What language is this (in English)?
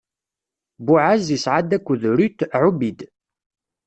Kabyle